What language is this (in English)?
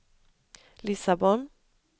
Swedish